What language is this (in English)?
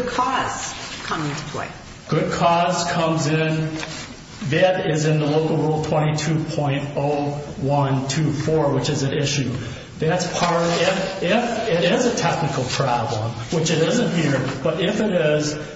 English